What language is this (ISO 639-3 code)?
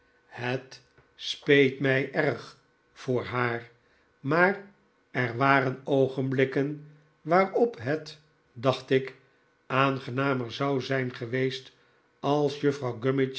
nld